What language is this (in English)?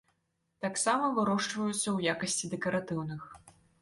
Belarusian